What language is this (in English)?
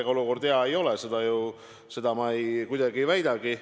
Estonian